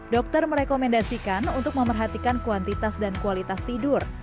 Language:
Indonesian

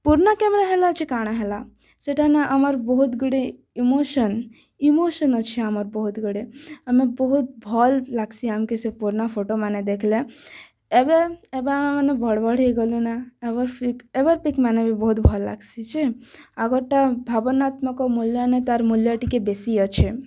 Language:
Odia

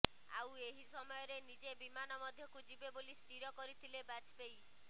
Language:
Odia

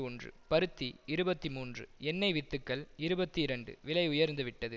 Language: Tamil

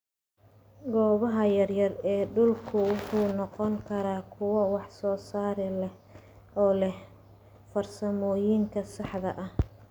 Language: Somali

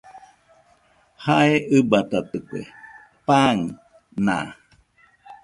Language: Nüpode Huitoto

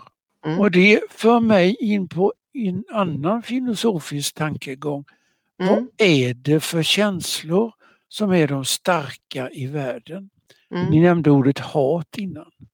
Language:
Swedish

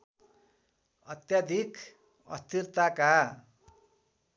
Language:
Nepali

